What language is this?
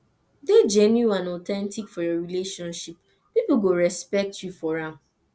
Nigerian Pidgin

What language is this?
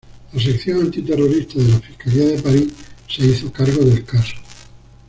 Spanish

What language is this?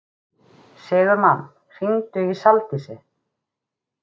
Icelandic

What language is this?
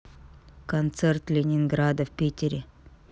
Russian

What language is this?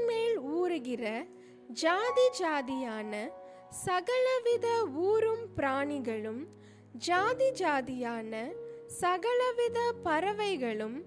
Tamil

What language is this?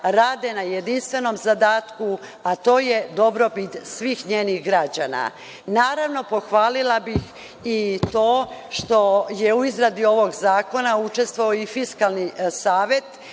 Serbian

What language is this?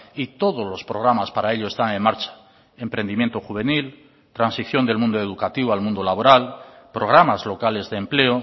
Spanish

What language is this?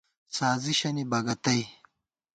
Gawar-Bati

